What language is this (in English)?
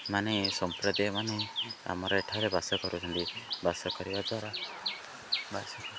Odia